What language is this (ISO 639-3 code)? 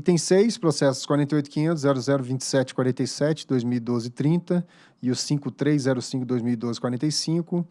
por